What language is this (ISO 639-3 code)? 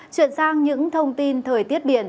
vie